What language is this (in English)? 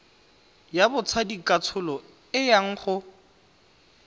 Tswana